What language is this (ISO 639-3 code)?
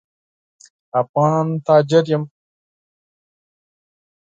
pus